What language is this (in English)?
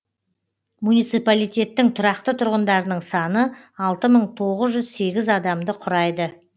Kazakh